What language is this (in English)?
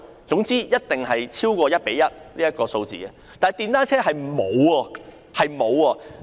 Cantonese